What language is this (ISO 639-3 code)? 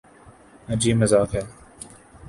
urd